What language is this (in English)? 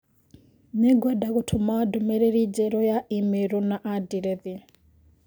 Kikuyu